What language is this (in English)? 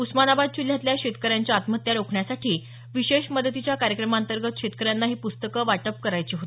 Marathi